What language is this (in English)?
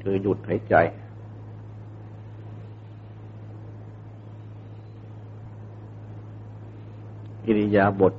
Thai